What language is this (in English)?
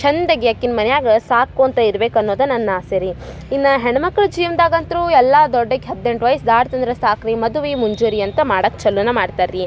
Kannada